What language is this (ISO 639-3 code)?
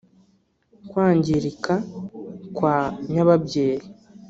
kin